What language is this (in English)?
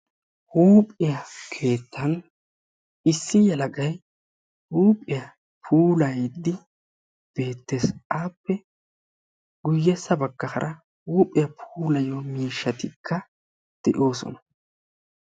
Wolaytta